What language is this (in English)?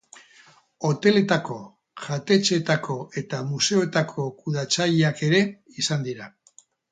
Basque